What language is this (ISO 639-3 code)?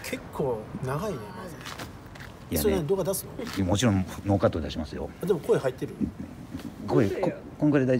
jpn